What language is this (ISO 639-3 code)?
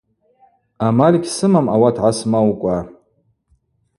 abq